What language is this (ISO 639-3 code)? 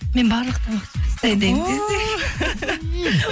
kaz